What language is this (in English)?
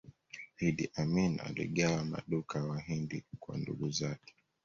Swahili